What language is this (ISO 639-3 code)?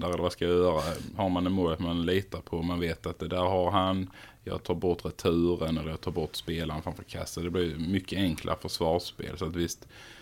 swe